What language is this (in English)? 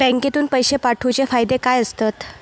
Marathi